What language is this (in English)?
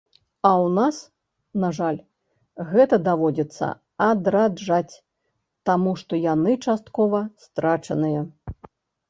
Belarusian